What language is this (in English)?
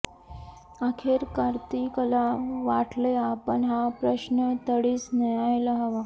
Marathi